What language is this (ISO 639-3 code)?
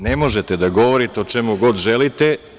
srp